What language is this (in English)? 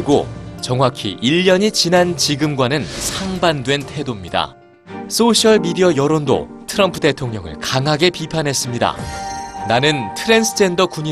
Korean